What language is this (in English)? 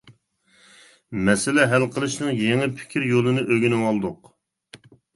Uyghur